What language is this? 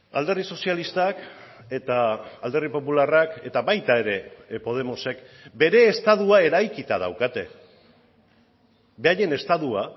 Basque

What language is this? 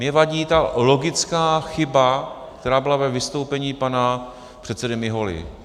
Czech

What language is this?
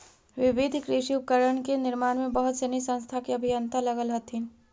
Magahi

